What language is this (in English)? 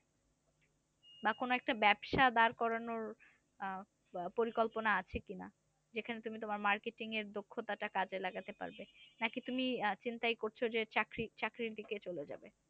Bangla